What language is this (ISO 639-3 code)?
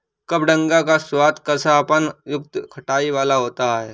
hin